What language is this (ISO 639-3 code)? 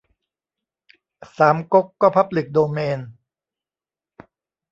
tha